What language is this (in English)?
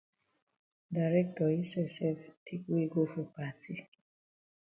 Cameroon Pidgin